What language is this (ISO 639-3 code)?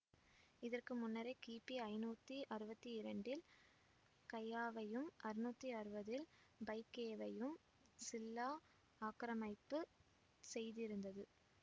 tam